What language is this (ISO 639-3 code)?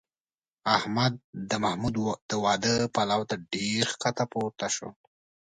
pus